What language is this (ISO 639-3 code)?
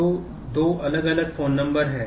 hin